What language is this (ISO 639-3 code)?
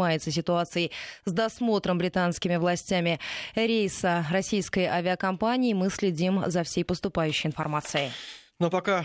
rus